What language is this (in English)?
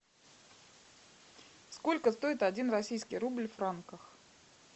Russian